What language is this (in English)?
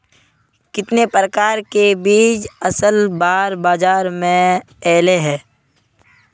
Magahi